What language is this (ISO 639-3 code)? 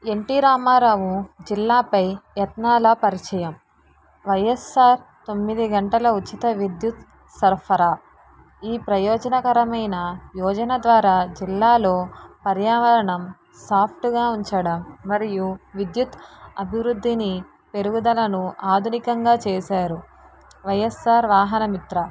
tel